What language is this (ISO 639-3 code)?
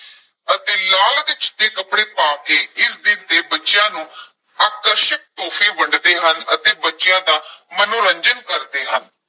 pan